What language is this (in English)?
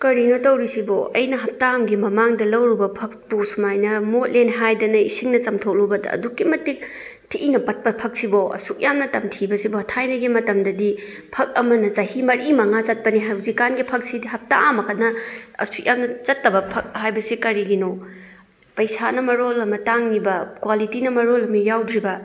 Manipuri